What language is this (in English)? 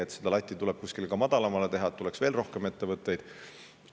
Estonian